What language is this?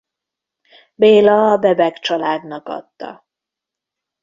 Hungarian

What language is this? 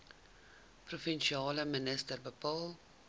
Afrikaans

